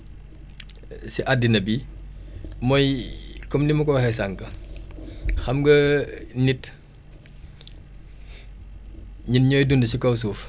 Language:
Wolof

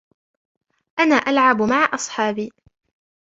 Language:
Arabic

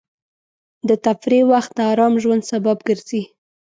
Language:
Pashto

